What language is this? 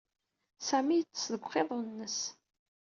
Kabyle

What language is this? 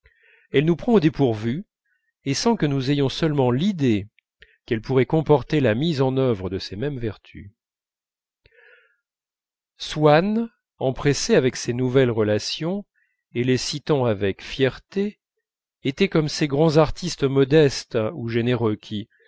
French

